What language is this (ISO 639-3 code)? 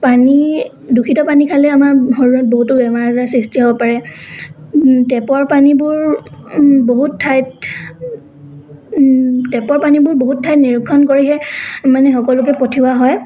asm